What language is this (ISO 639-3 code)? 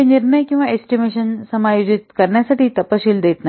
mar